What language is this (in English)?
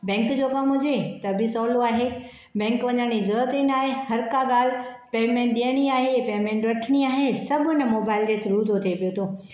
Sindhi